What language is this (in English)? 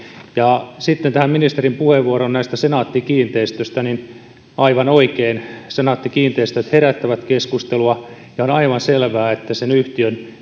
Finnish